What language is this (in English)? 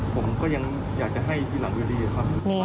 Thai